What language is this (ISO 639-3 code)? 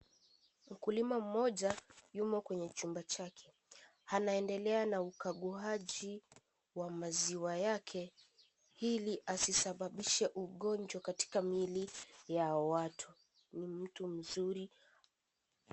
swa